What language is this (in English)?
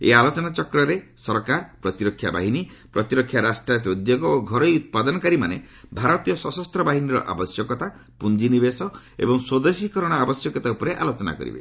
Odia